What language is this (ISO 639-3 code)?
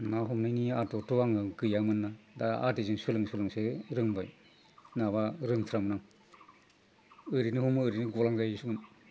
brx